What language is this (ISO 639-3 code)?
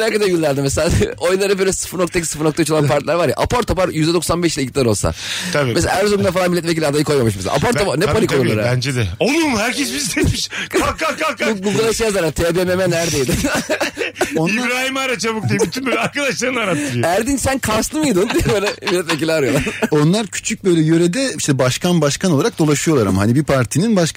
tur